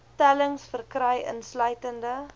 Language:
Afrikaans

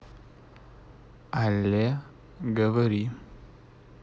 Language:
Russian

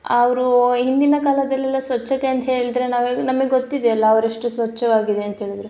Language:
Kannada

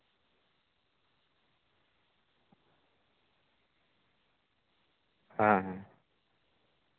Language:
Santali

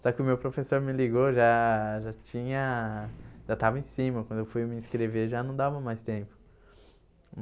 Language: Portuguese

